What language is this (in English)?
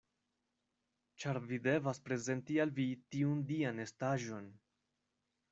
Esperanto